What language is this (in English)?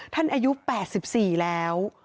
Thai